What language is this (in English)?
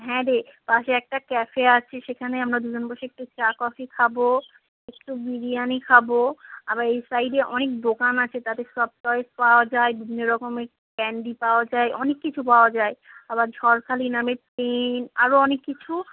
Bangla